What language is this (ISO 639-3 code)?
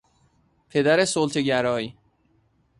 fas